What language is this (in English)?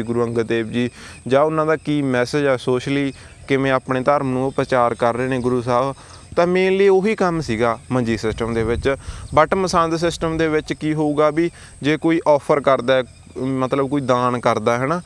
Punjabi